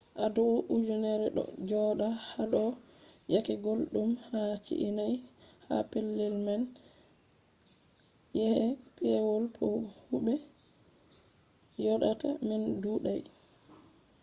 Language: Fula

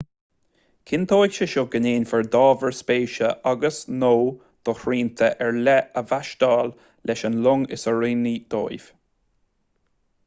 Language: Irish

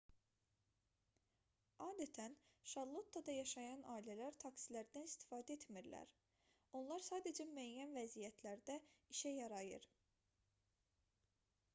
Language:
Azerbaijani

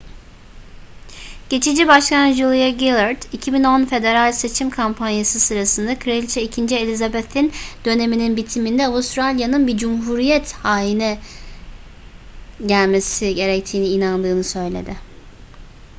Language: Turkish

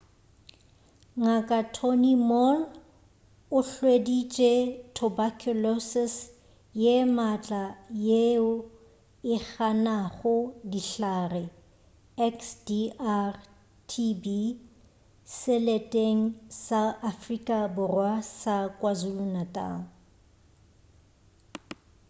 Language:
Northern Sotho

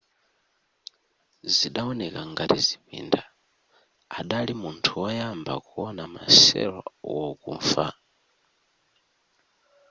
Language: Nyanja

